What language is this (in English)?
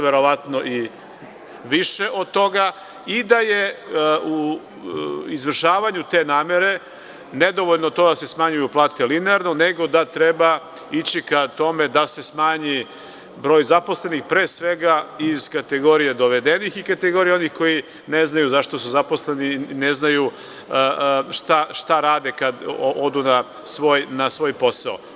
Serbian